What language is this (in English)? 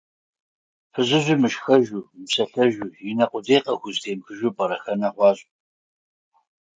Kabardian